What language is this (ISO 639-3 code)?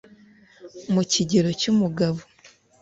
kin